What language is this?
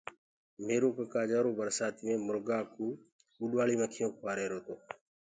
Gurgula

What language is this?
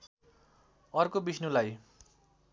Nepali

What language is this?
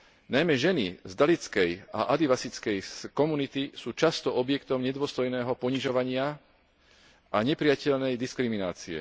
Slovak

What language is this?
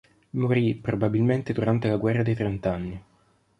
Italian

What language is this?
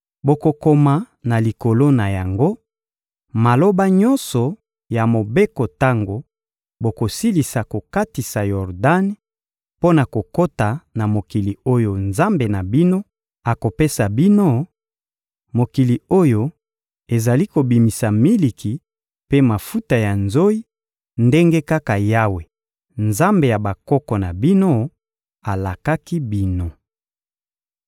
Lingala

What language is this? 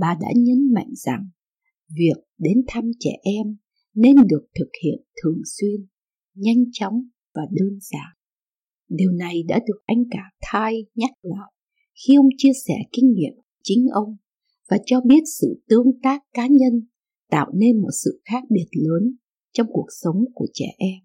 Vietnamese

